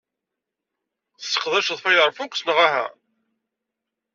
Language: Kabyle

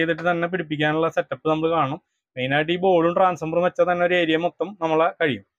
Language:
Malayalam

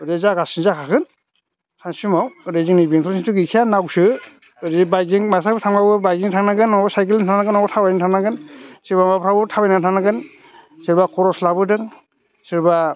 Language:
Bodo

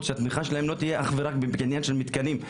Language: Hebrew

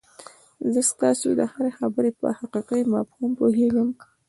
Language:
Pashto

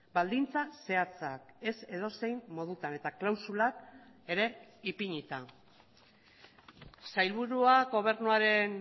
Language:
Basque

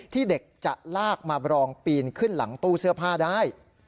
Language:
Thai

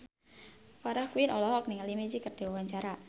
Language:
Sundanese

